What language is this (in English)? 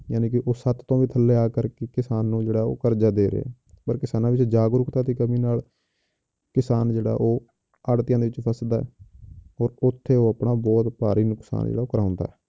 Punjabi